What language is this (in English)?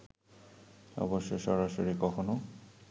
Bangla